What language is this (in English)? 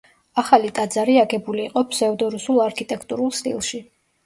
Georgian